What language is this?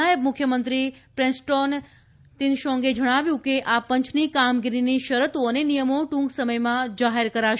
Gujarati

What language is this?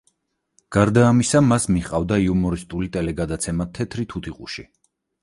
Georgian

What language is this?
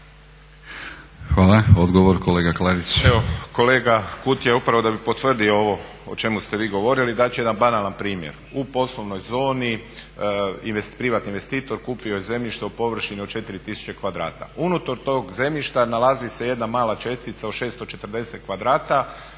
Croatian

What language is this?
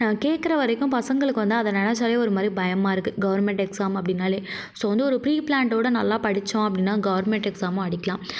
Tamil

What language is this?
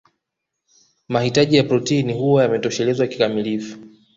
Swahili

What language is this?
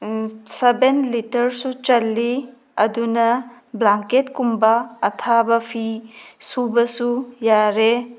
Manipuri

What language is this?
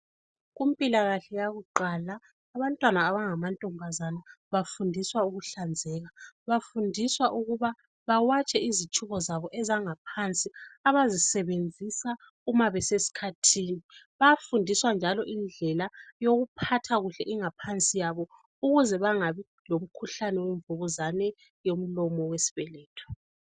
North Ndebele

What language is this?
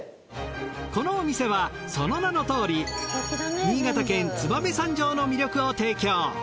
Japanese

